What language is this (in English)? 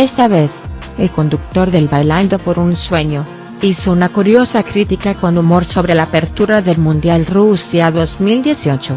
Spanish